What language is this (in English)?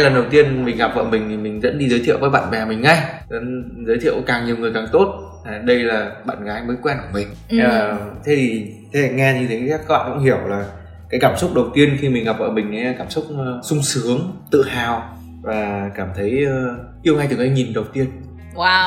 Vietnamese